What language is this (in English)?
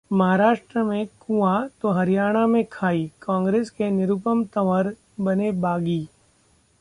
Hindi